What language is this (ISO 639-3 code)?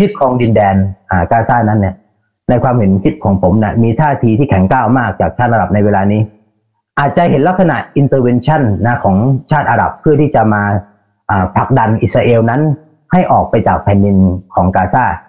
tha